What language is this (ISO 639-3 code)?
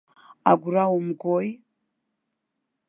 abk